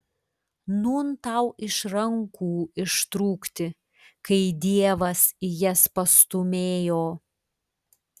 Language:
Lithuanian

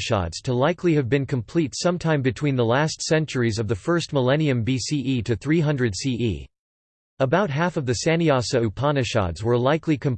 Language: English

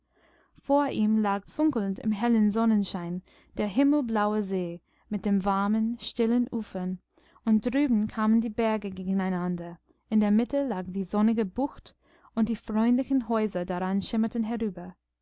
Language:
German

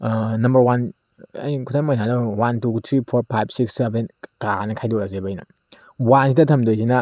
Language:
Manipuri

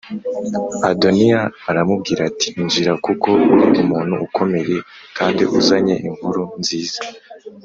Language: Kinyarwanda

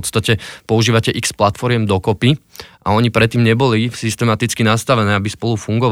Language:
Slovak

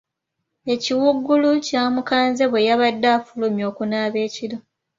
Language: Ganda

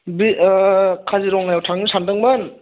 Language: Bodo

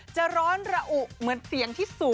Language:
Thai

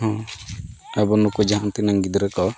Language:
Santali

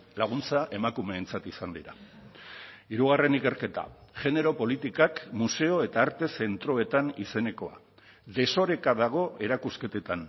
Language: Basque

